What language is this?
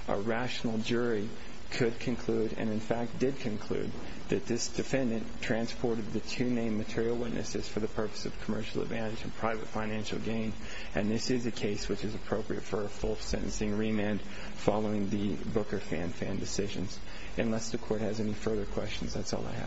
English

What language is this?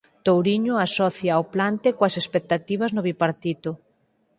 Galician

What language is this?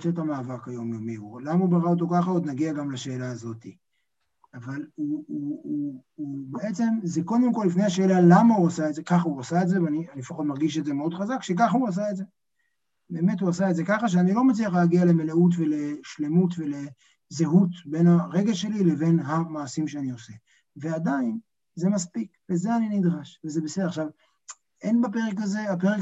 Hebrew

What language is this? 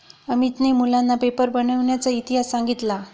Marathi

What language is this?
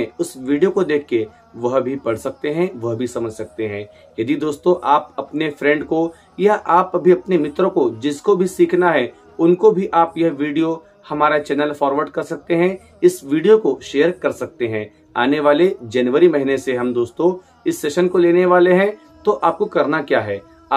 Hindi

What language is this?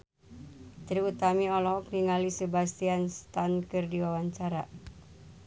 Sundanese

